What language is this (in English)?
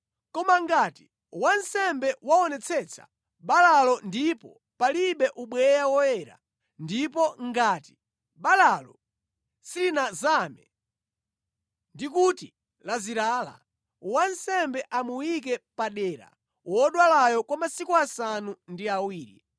Nyanja